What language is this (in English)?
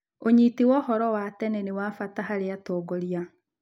Kikuyu